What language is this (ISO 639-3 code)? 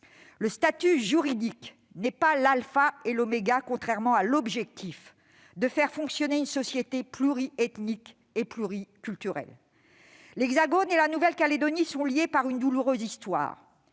fra